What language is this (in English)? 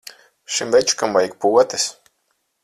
Latvian